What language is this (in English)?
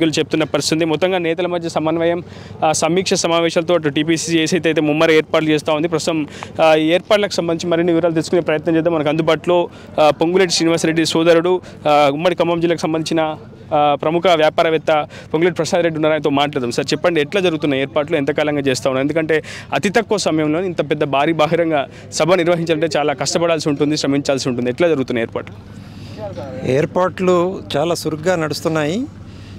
Hindi